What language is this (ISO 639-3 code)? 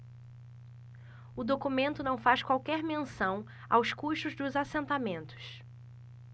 por